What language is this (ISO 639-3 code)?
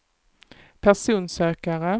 swe